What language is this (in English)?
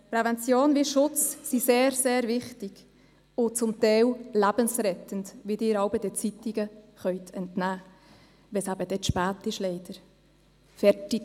Swiss German